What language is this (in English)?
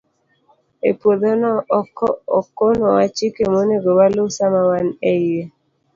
Luo (Kenya and Tanzania)